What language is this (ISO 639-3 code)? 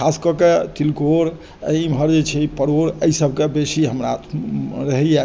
mai